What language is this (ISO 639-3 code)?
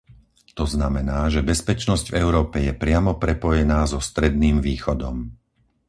slk